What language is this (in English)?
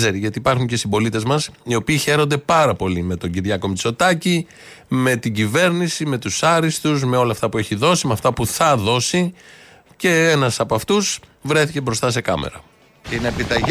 Greek